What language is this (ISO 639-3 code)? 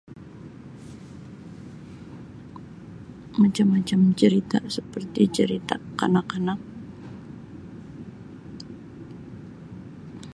msi